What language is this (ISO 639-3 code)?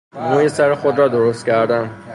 fas